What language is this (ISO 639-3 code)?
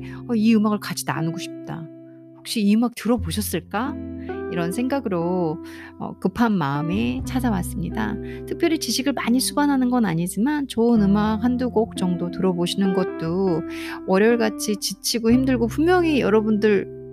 kor